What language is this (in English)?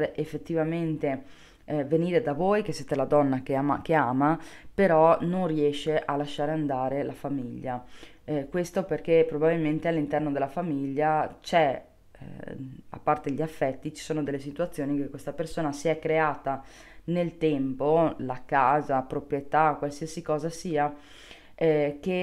Italian